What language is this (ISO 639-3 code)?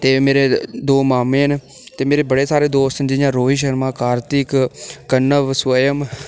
doi